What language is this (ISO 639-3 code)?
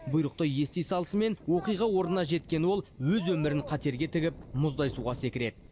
kaz